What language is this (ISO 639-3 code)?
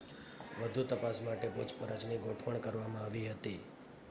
guj